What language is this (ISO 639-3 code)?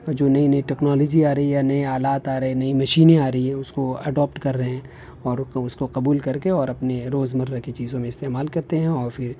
urd